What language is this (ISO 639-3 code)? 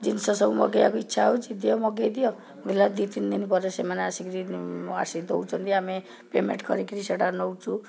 ori